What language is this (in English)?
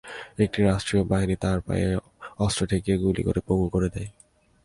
Bangla